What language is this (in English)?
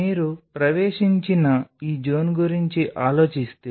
Telugu